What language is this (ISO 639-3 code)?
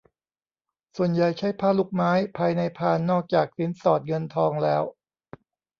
tha